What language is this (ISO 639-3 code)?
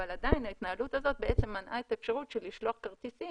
heb